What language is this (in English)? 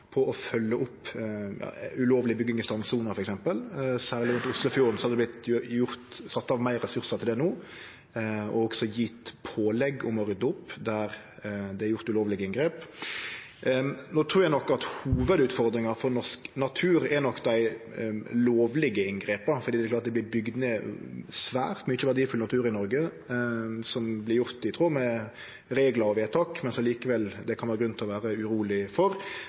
Norwegian Nynorsk